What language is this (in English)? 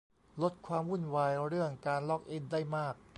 Thai